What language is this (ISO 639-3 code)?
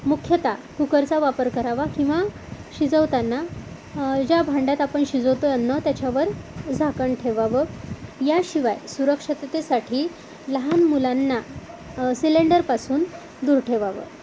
mar